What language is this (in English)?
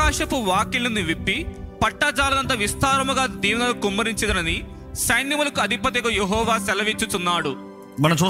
Telugu